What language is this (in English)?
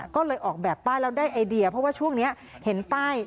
Thai